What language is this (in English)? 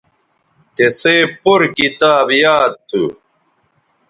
Bateri